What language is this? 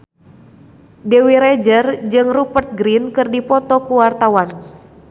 Sundanese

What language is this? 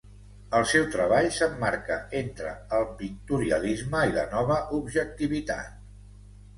Catalan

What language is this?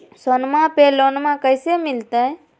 Magahi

